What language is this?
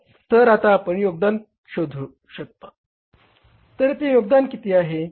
Marathi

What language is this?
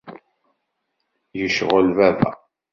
Kabyle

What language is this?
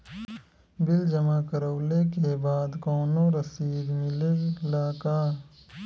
Bhojpuri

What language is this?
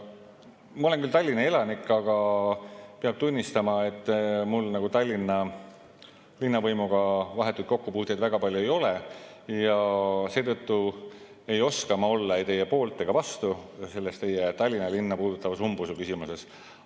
Estonian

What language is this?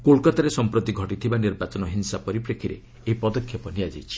Odia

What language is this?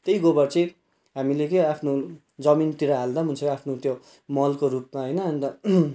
Nepali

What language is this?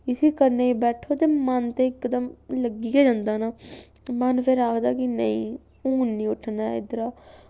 Dogri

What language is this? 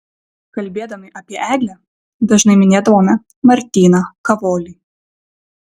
Lithuanian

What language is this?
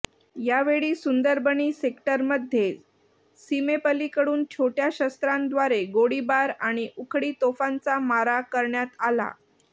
Marathi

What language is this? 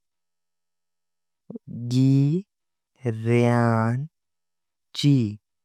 Konkani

